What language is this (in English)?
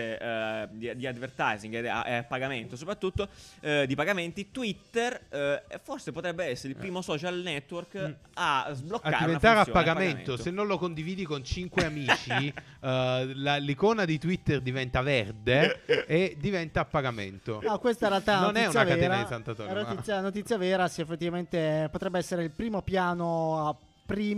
Italian